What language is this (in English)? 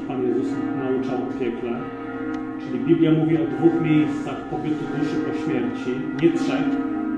Polish